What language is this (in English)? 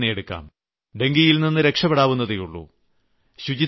Malayalam